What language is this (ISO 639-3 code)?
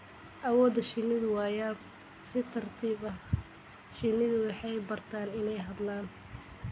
som